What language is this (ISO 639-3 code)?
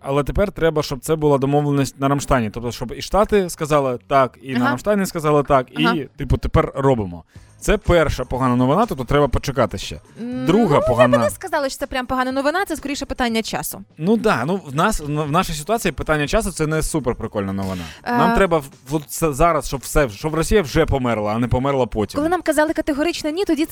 ukr